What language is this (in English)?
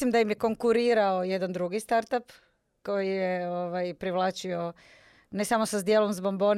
Croatian